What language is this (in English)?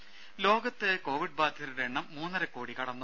Malayalam